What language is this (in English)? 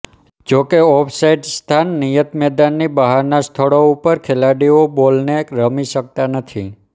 Gujarati